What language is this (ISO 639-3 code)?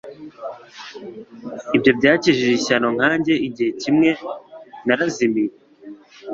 kin